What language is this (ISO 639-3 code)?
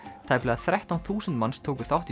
isl